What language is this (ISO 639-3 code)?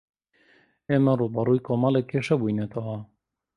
ckb